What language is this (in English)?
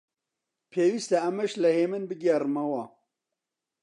Central Kurdish